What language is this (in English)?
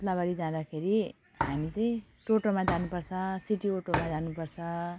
Nepali